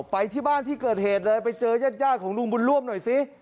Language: Thai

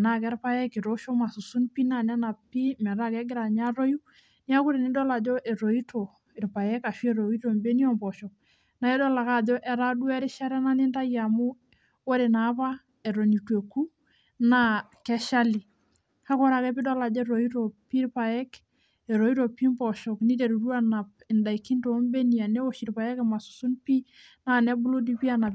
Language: Masai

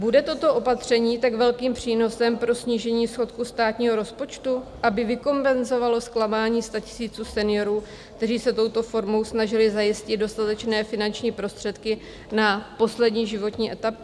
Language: Czech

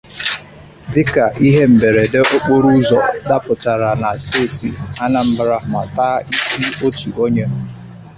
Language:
Igbo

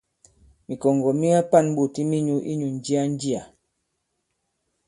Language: Bankon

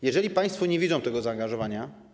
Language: Polish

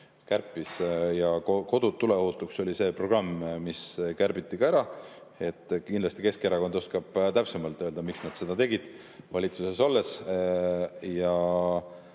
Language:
Estonian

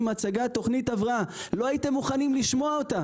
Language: Hebrew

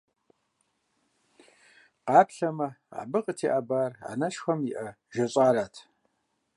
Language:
Kabardian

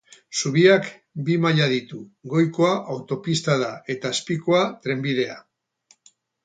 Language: Basque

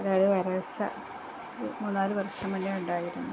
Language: Malayalam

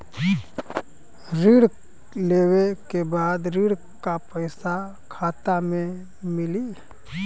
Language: Bhojpuri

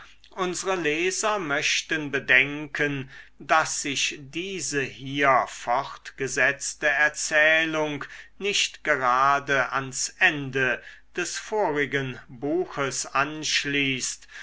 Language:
German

